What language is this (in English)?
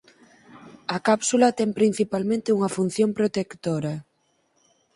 Galician